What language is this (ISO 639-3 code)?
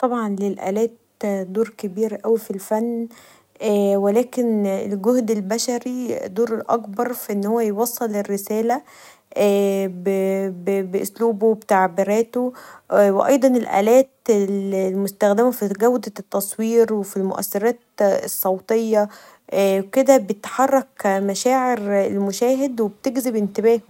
arz